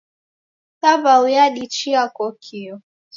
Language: Taita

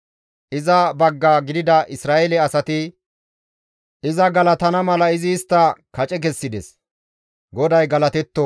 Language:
Gamo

